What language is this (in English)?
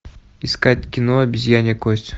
Russian